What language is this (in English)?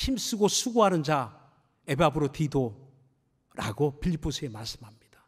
Korean